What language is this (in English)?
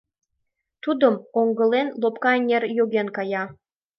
Mari